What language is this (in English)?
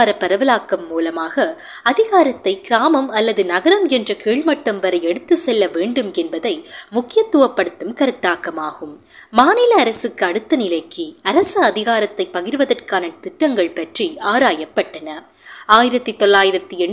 Tamil